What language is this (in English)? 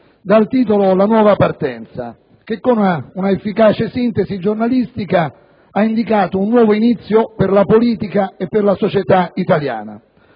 Italian